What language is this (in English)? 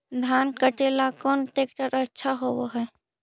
Magahi